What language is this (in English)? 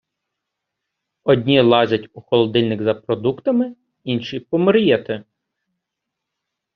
Ukrainian